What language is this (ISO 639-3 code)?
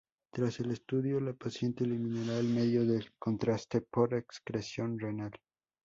spa